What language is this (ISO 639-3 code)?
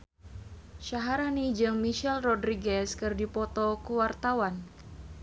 sun